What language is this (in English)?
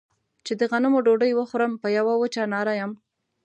Pashto